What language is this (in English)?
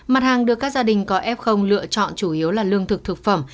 Vietnamese